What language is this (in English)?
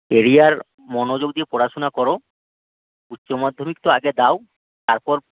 Bangla